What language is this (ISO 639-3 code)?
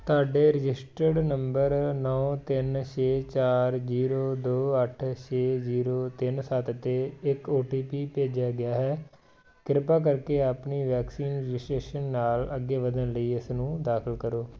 pan